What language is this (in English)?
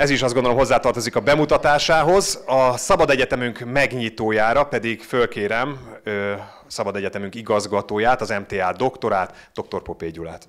Hungarian